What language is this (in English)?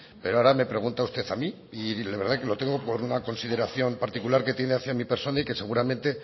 Spanish